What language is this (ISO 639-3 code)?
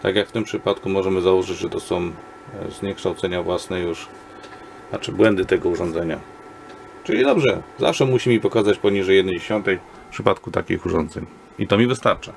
pol